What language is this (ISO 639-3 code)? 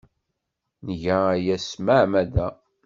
kab